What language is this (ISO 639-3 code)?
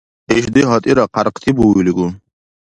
dar